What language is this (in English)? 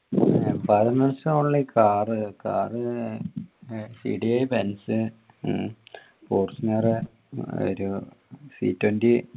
Malayalam